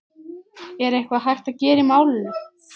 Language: Icelandic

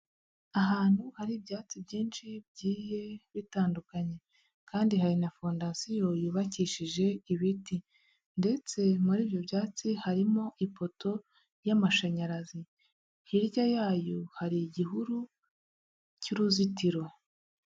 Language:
Kinyarwanda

